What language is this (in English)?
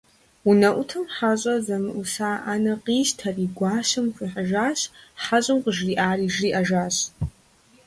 Kabardian